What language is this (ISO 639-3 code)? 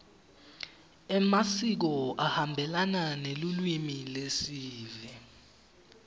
ssw